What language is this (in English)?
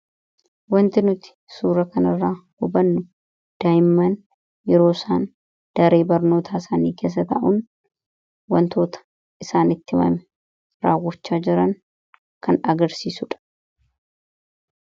Oromo